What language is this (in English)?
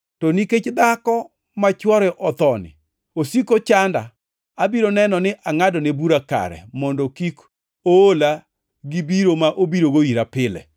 Luo (Kenya and Tanzania)